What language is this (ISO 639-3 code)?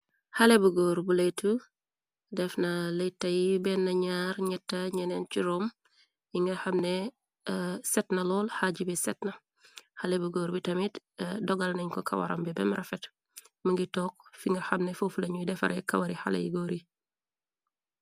wol